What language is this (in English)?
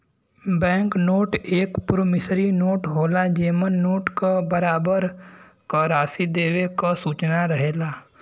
Bhojpuri